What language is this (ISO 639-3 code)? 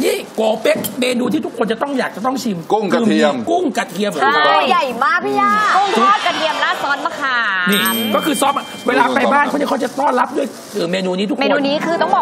tha